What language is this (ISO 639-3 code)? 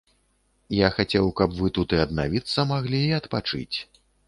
bel